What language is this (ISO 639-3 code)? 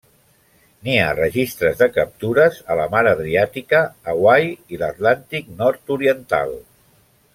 cat